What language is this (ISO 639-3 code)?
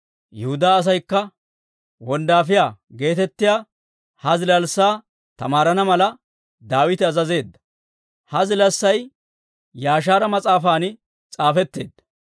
dwr